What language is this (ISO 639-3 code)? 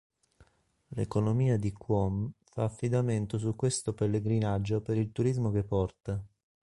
ita